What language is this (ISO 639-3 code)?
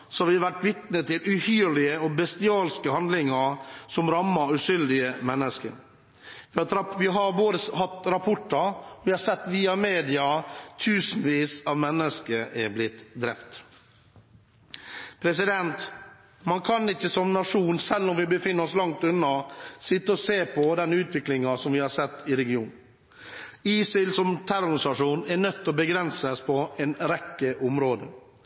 nob